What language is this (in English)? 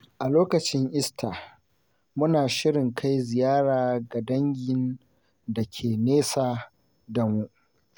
Hausa